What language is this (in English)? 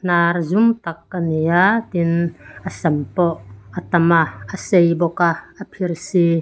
Mizo